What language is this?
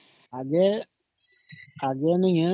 Odia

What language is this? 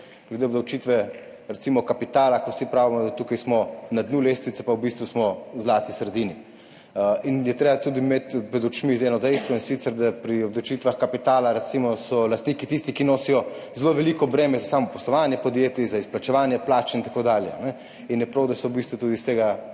Slovenian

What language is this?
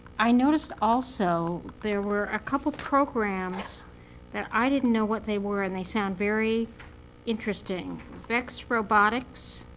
English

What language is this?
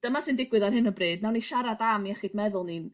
Welsh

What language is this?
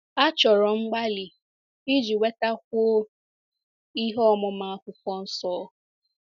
Igbo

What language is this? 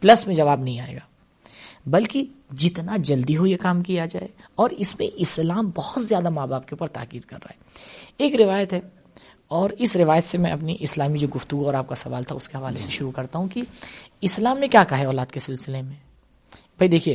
Urdu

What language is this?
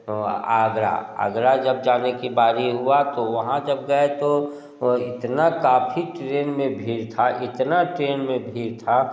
Hindi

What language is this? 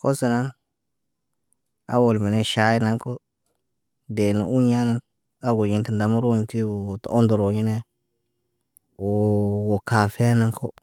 Naba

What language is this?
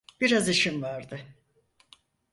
Turkish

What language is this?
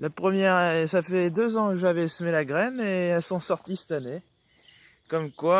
French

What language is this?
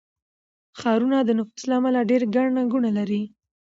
Pashto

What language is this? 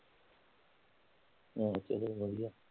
Punjabi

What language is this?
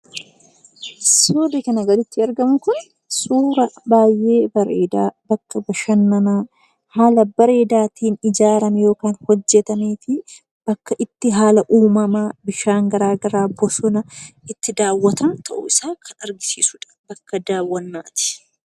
Oromo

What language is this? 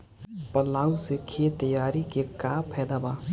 Bhojpuri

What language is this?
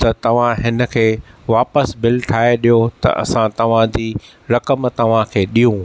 Sindhi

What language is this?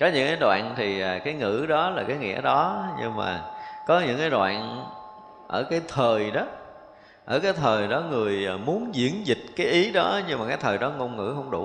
Vietnamese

